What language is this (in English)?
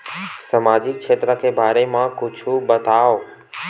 Chhattisgarhi